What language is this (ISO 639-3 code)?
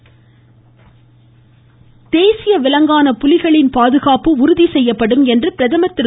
tam